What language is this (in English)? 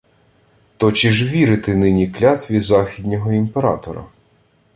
Ukrainian